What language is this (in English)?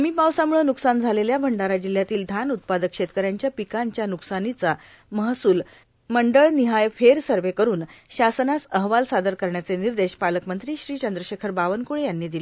Marathi